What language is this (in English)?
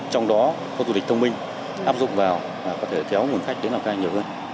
Vietnamese